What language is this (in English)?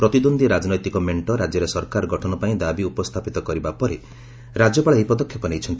Odia